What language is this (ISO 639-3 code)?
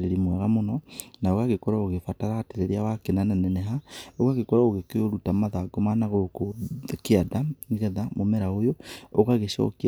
kik